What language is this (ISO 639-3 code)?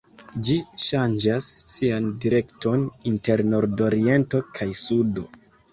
epo